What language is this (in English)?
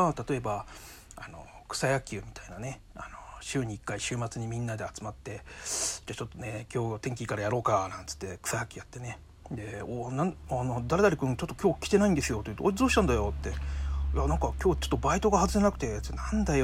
Japanese